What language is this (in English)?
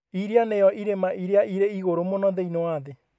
Kikuyu